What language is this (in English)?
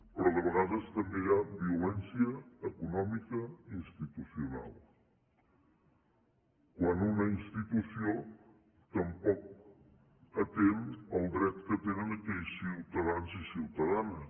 Catalan